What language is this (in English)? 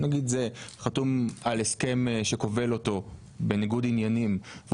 Hebrew